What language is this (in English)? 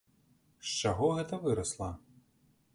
Belarusian